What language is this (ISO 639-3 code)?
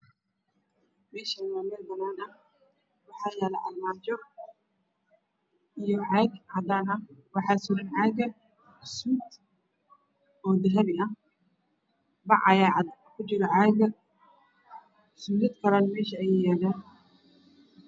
som